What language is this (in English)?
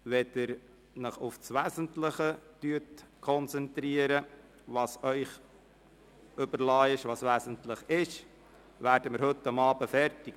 Swiss German